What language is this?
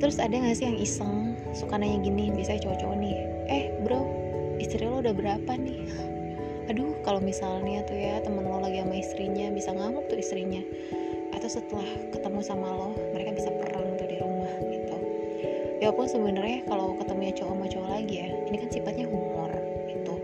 Indonesian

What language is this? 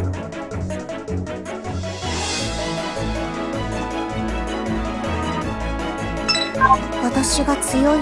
Japanese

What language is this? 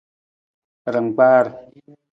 Nawdm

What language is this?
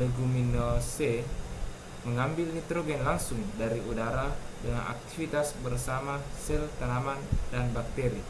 Indonesian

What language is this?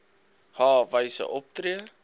Afrikaans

